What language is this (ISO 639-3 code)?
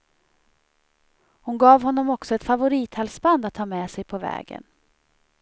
swe